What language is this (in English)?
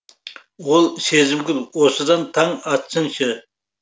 Kazakh